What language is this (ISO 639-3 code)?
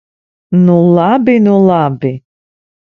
lav